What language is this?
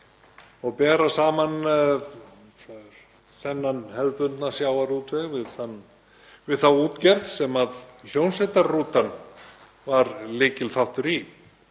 Icelandic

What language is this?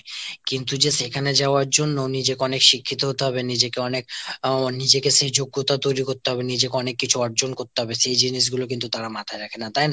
Bangla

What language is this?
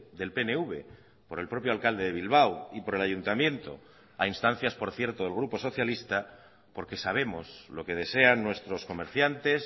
Spanish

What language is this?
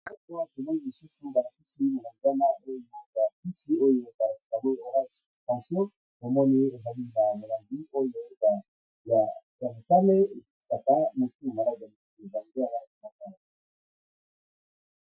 Lingala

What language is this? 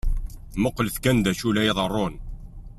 Kabyle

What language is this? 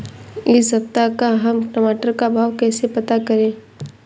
Hindi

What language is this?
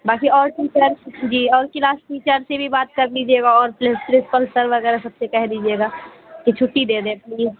Urdu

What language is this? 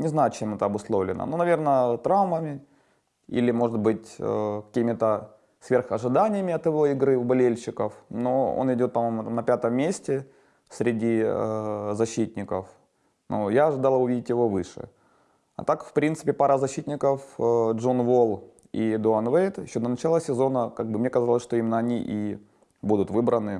Russian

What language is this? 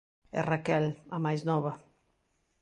Galician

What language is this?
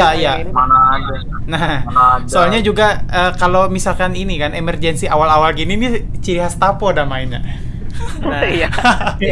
Indonesian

